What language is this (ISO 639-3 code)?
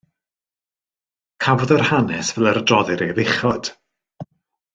cym